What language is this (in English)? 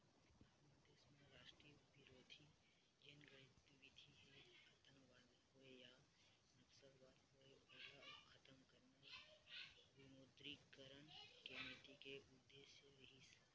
Chhattisgarhi